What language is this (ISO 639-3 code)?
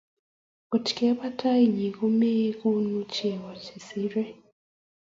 kln